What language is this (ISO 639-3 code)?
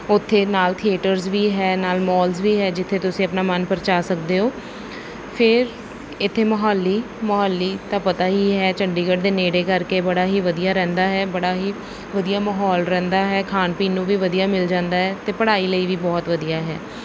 pan